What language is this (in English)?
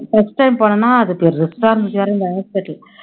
Tamil